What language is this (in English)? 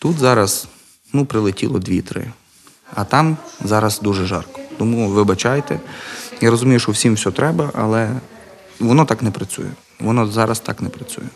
Ukrainian